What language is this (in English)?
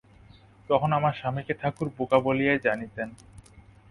Bangla